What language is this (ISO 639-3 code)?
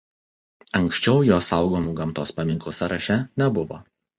lit